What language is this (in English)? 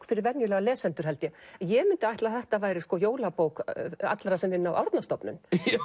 Icelandic